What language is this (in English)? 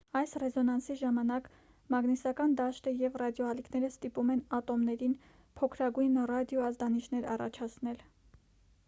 Armenian